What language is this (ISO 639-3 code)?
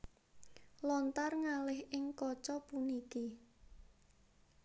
jav